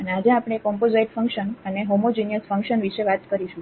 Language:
Gujarati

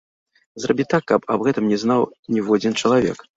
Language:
Belarusian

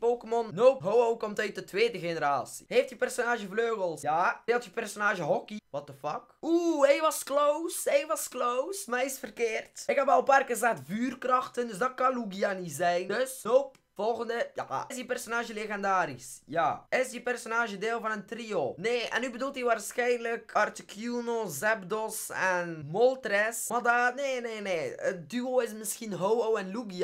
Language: Dutch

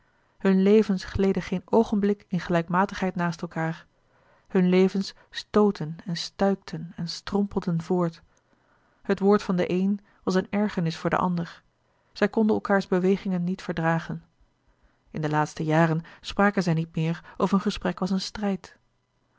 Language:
Dutch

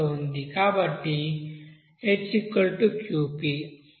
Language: Telugu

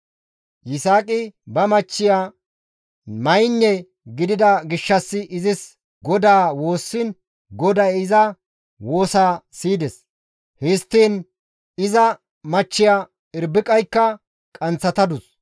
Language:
Gamo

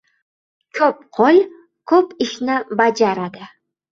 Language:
Uzbek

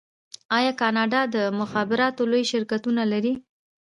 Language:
Pashto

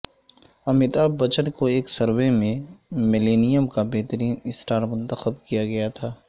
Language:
Urdu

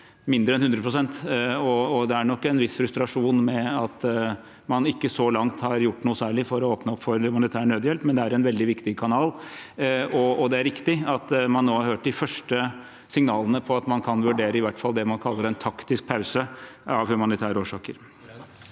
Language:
Norwegian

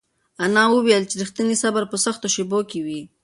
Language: Pashto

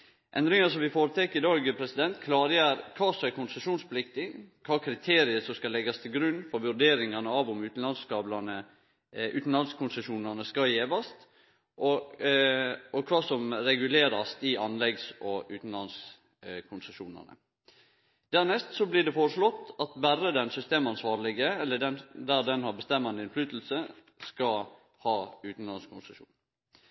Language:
Norwegian Nynorsk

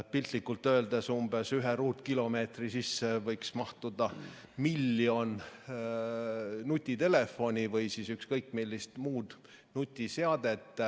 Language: Estonian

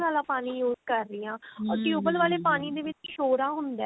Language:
Punjabi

